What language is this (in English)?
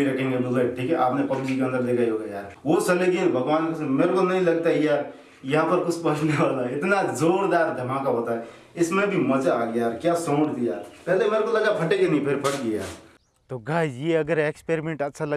Hindi